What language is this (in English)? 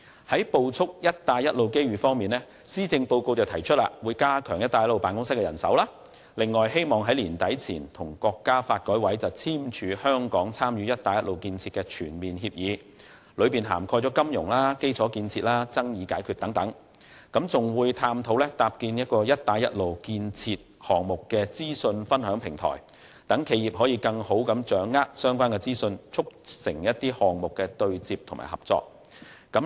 Cantonese